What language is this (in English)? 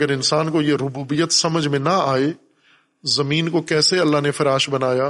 Urdu